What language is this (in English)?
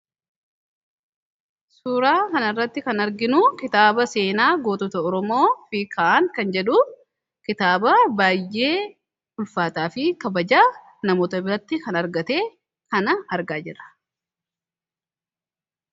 Oromo